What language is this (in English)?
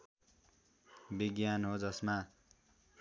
Nepali